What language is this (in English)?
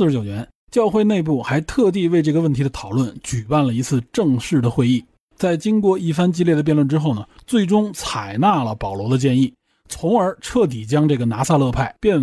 Chinese